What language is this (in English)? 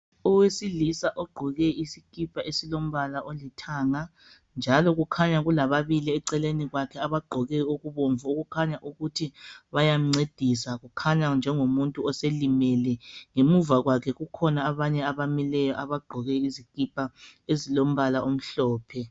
North Ndebele